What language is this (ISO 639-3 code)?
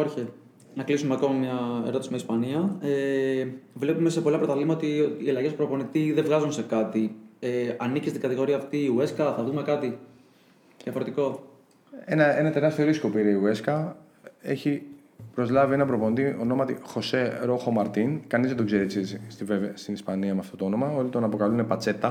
ell